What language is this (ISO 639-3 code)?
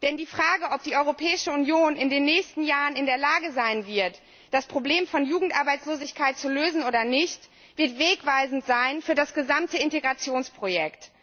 deu